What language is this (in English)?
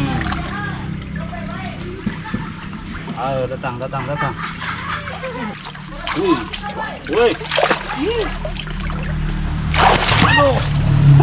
Indonesian